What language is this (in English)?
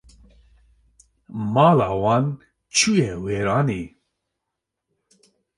Kurdish